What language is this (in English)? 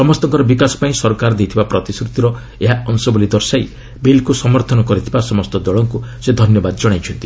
Odia